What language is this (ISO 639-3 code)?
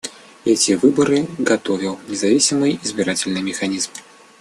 rus